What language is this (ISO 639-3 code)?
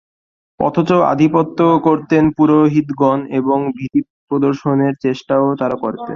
ben